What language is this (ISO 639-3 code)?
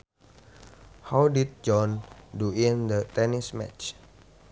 sun